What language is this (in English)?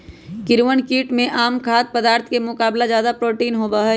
Magahi